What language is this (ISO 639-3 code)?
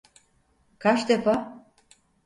tur